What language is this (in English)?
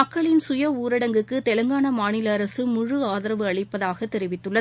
Tamil